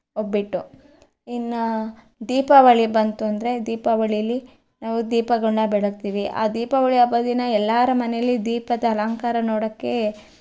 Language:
Kannada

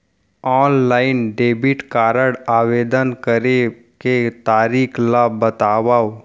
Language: Chhattisgarhi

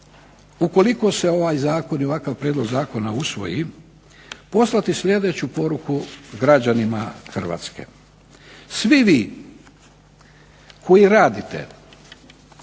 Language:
Croatian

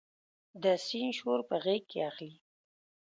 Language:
Pashto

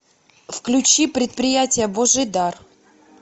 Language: Russian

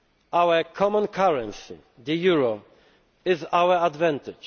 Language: English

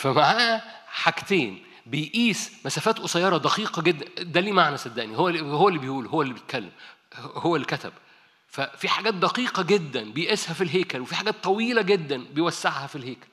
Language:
Arabic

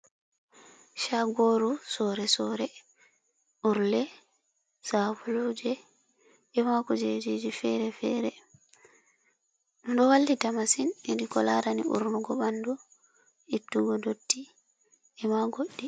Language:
Fula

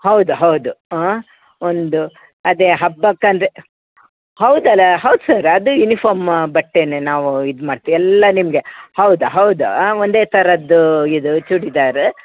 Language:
Kannada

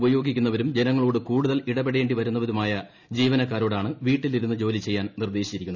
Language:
Malayalam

